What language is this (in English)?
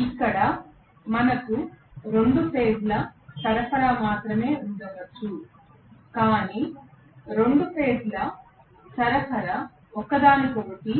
Telugu